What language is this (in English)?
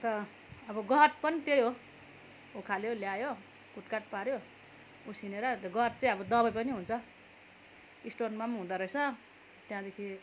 Nepali